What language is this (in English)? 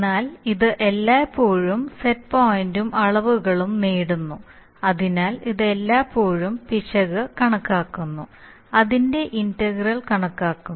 Malayalam